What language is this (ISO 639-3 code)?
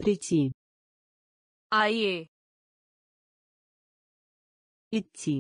rus